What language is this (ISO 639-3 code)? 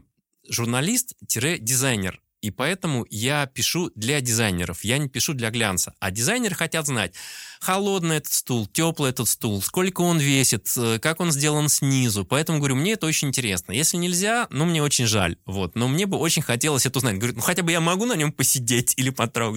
rus